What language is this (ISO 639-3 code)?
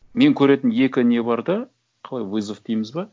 kaz